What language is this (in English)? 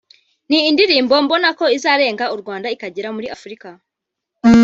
Kinyarwanda